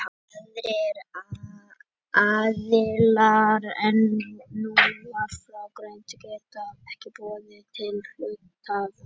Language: Icelandic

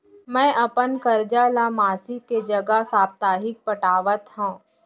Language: Chhattisgarhi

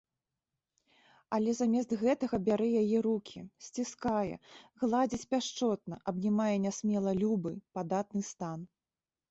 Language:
Belarusian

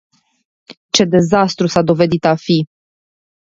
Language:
Romanian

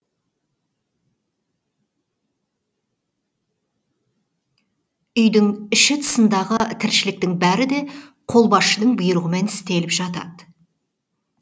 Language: Kazakh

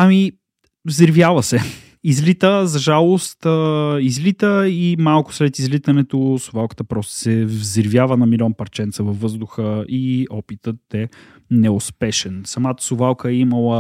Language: Bulgarian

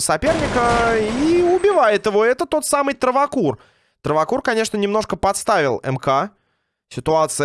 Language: Russian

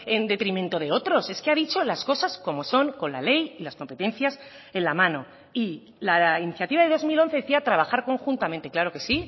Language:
Spanish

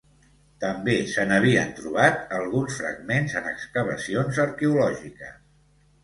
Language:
Catalan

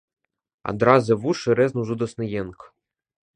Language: Belarusian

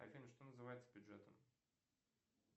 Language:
Russian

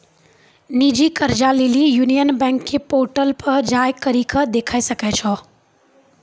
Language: Maithili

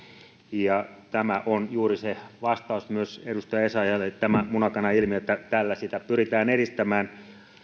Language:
Finnish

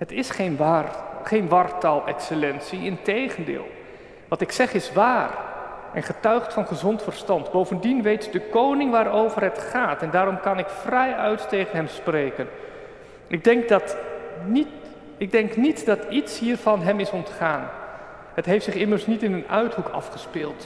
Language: Dutch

